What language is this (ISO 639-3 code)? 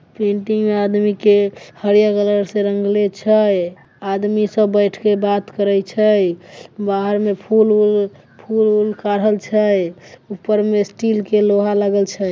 mai